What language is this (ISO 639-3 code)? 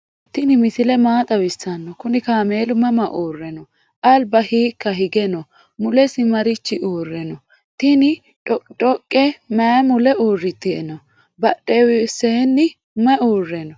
sid